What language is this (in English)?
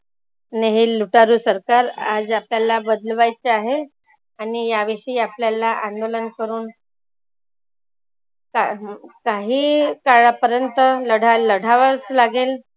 Marathi